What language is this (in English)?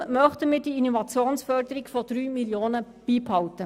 Swiss German